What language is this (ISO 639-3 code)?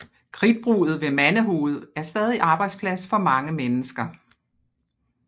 dan